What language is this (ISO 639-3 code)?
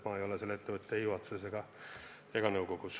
est